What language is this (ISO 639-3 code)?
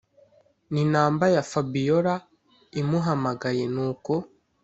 kin